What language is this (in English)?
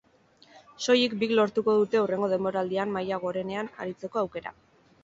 Basque